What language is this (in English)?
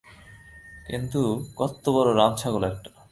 Bangla